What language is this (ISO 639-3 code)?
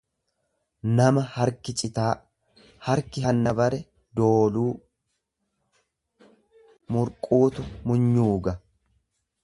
orm